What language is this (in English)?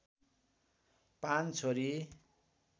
Nepali